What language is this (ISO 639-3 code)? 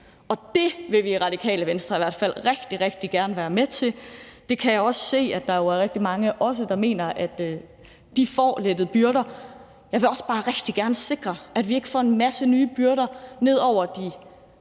dan